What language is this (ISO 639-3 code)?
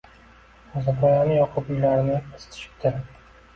uzb